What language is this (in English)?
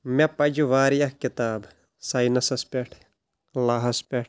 Kashmiri